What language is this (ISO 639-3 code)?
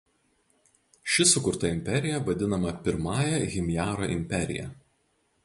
lit